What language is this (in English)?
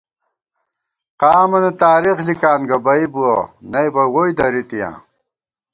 Gawar-Bati